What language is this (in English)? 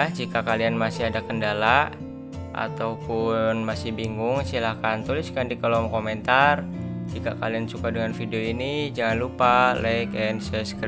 Indonesian